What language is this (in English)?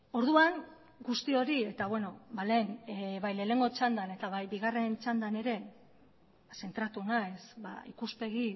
Basque